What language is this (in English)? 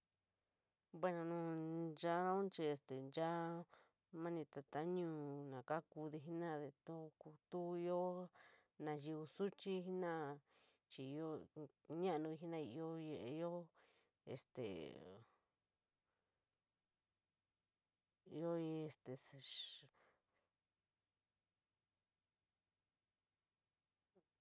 San Miguel El Grande Mixtec